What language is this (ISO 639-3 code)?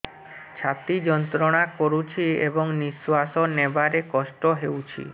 ori